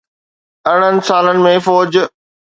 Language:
Sindhi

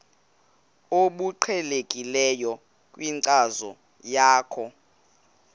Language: Xhosa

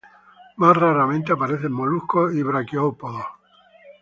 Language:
Spanish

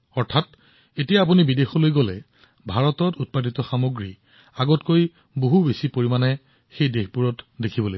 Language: Assamese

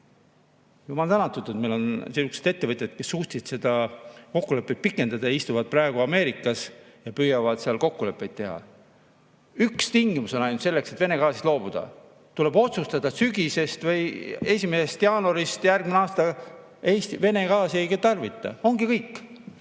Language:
Estonian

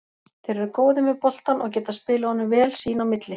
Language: Icelandic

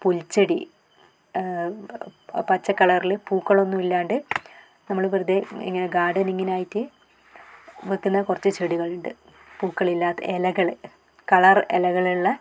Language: Malayalam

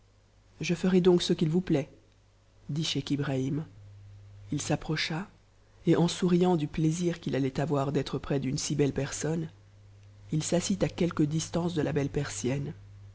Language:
French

